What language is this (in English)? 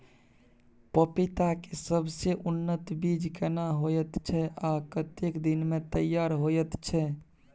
Maithili